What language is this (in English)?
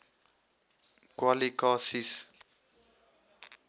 Afrikaans